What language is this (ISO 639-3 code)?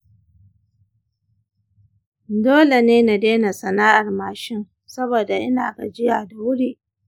hau